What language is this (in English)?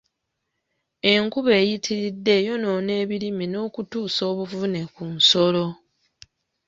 Ganda